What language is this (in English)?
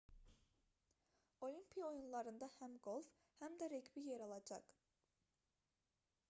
Azerbaijani